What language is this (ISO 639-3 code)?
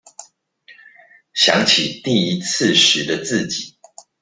zho